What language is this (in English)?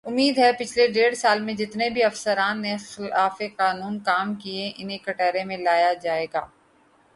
Urdu